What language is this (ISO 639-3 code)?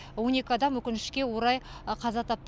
kaz